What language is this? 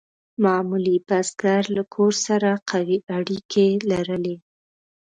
Pashto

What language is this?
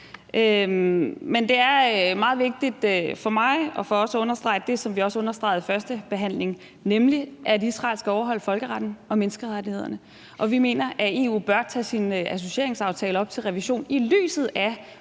Danish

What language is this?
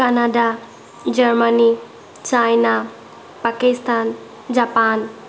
Assamese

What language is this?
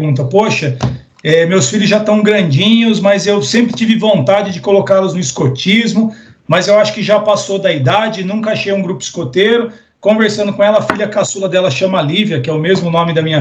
Portuguese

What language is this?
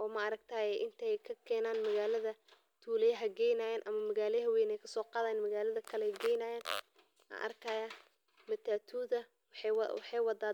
Somali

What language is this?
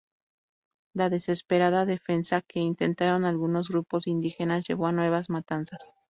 Spanish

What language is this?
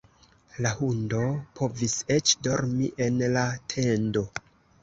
Esperanto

